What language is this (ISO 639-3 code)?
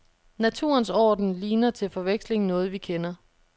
dan